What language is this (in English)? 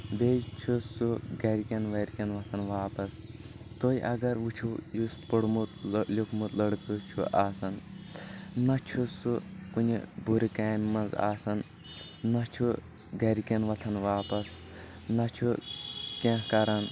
Kashmiri